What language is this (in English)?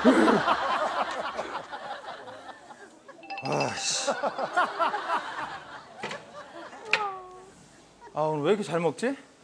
Korean